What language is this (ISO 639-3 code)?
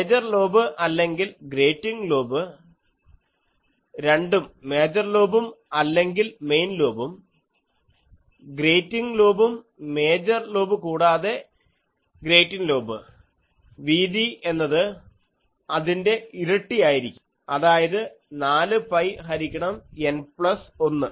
mal